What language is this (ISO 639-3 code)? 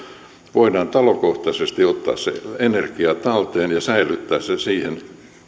fin